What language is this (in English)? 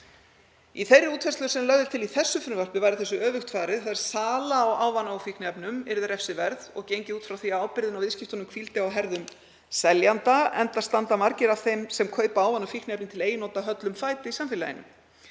Icelandic